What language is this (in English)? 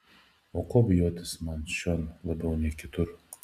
Lithuanian